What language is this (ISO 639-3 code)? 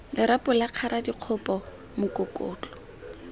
tsn